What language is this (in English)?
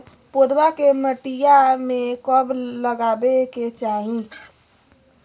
Magahi